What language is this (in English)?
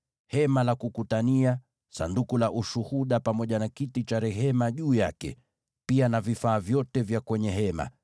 Swahili